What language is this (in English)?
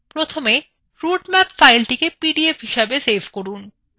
Bangla